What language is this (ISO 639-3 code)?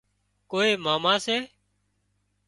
kxp